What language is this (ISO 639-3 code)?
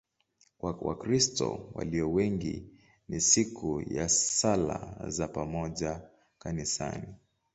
swa